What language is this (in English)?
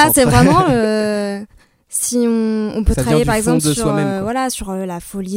French